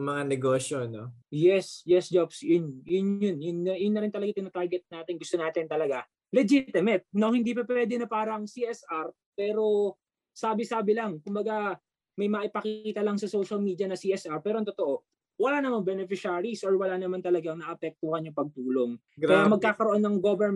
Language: Filipino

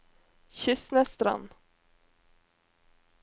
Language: Norwegian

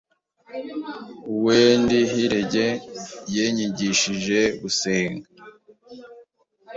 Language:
Kinyarwanda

